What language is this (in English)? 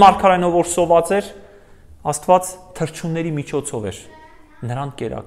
Romanian